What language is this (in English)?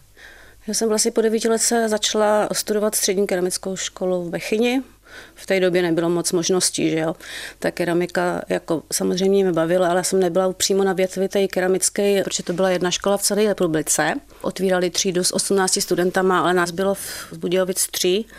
Czech